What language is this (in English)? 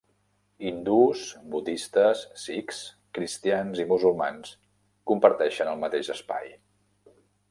Catalan